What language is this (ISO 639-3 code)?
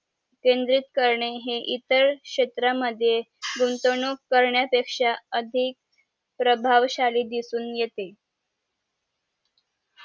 mar